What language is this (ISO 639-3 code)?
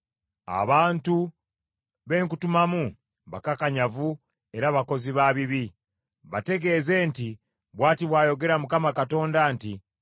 lug